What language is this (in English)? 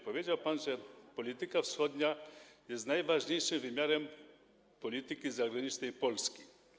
Polish